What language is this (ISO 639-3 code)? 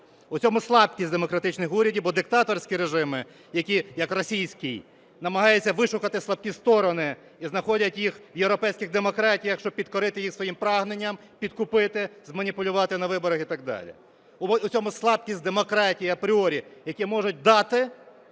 ukr